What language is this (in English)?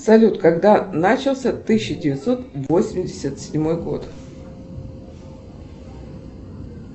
Russian